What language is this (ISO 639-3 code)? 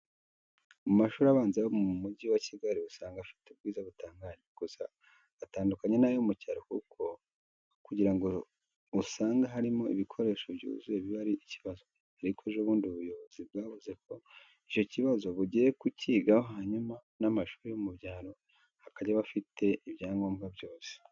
kin